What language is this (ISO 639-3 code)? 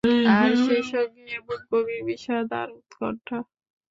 ben